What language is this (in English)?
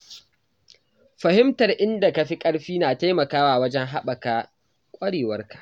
Hausa